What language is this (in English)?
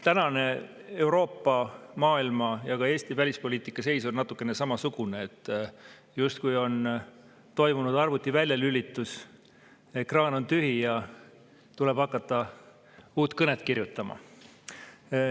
Estonian